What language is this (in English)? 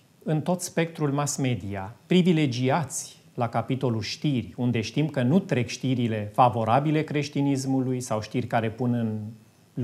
Romanian